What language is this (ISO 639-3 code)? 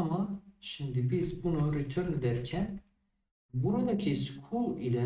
tur